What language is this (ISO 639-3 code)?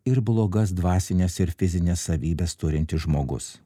lit